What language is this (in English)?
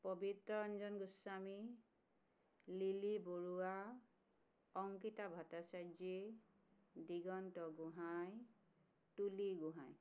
Assamese